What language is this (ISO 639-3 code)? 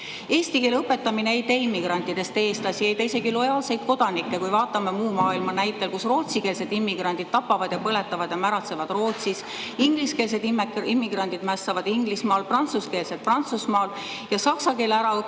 est